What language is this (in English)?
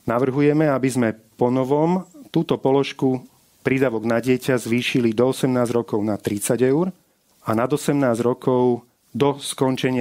Slovak